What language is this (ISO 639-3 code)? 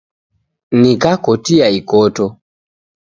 dav